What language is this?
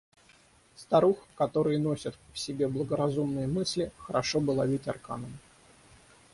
Russian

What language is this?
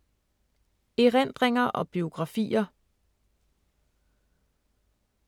Danish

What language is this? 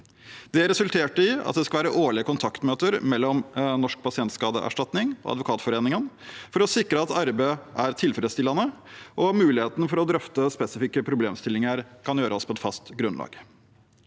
Norwegian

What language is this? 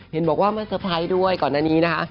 Thai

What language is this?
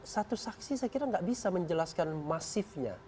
Indonesian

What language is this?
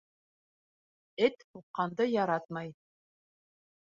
Bashkir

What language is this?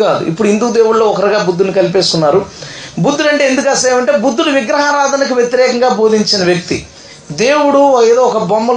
Telugu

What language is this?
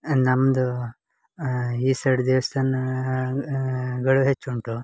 Kannada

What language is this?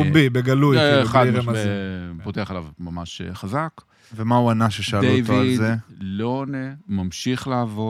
Hebrew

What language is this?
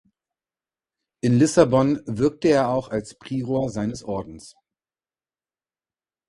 German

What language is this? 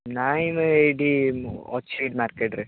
Odia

